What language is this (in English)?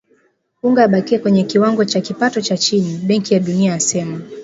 Swahili